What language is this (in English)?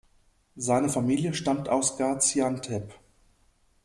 German